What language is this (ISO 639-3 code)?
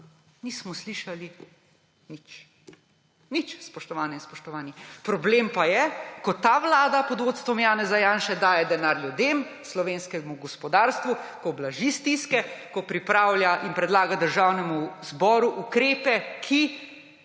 slv